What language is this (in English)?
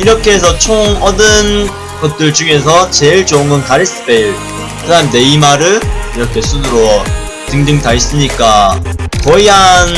Korean